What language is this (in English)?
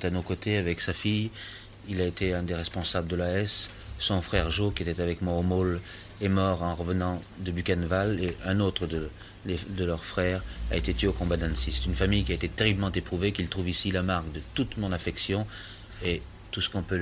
French